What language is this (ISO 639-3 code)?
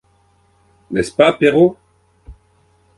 fra